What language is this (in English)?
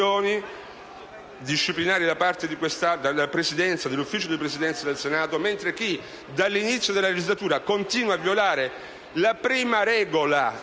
Italian